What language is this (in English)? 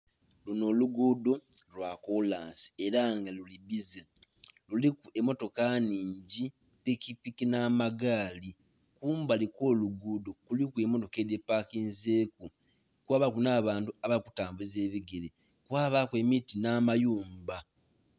Soga